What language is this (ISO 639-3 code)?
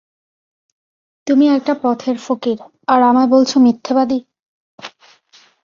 ben